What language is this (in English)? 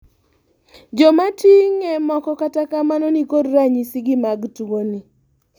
Luo (Kenya and Tanzania)